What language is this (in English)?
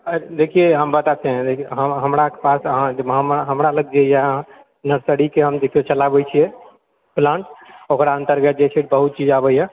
Maithili